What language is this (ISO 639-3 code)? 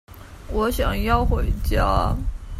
zho